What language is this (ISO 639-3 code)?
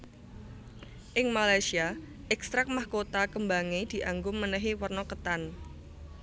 jav